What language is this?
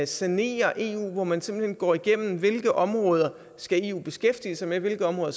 Danish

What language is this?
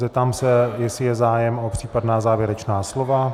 Czech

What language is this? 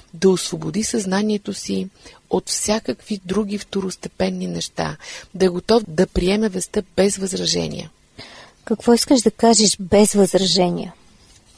Bulgarian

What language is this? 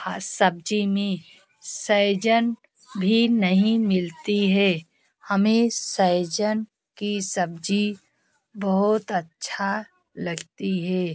Hindi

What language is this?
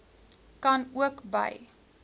Afrikaans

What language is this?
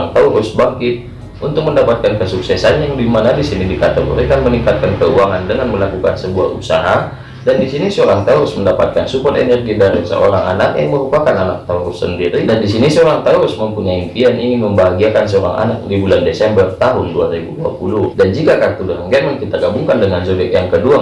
Indonesian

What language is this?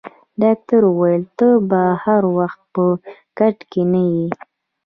Pashto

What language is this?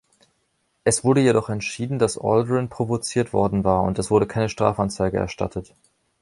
German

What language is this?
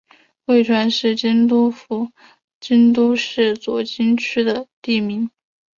Chinese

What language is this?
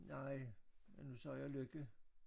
Danish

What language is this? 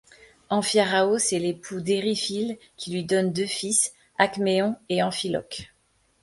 French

